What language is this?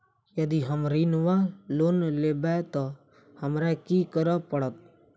Maithili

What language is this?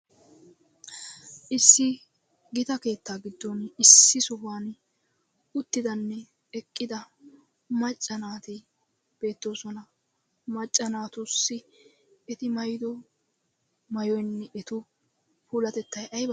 Wolaytta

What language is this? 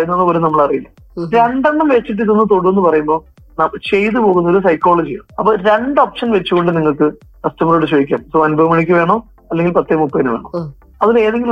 Malayalam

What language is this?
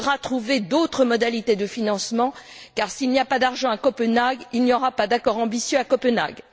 French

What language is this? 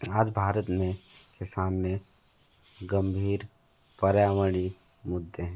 Hindi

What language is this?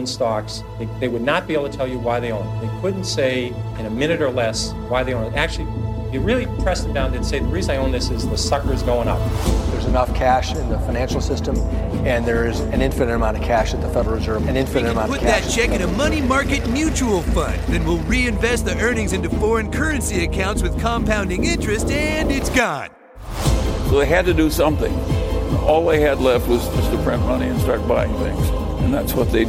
Swedish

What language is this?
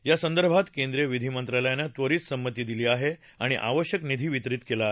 Marathi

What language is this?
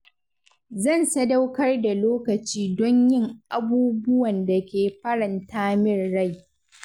Hausa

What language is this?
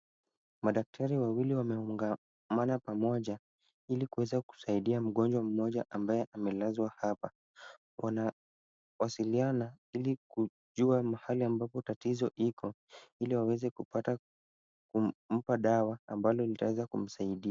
Swahili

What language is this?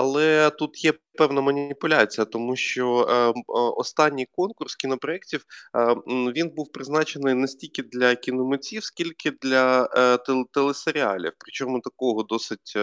Ukrainian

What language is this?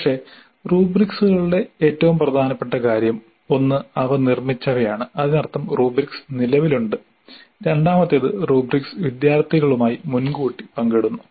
Malayalam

